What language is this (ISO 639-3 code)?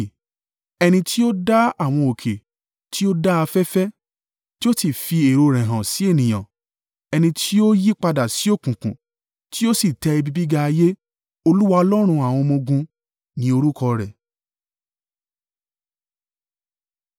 yor